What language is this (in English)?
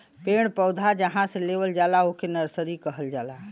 Bhojpuri